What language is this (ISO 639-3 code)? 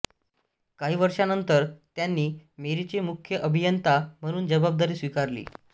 mar